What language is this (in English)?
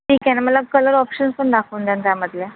Marathi